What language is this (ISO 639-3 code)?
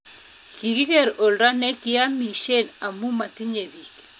kln